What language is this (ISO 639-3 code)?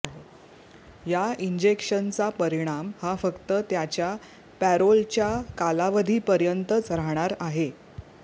mar